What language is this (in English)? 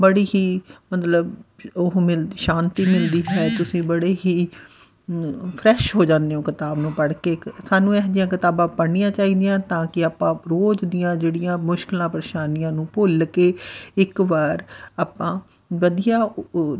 Punjabi